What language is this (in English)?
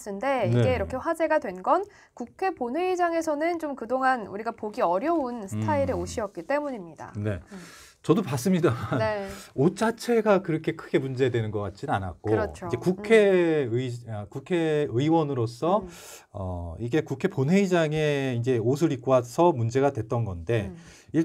Korean